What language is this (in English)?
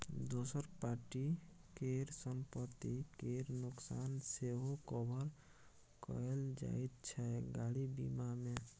Maithili